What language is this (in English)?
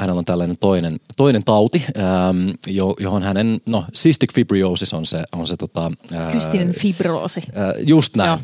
Finnish